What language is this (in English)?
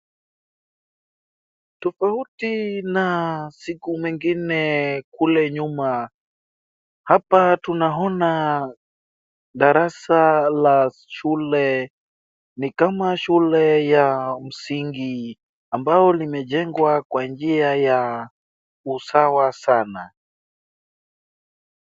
Swahili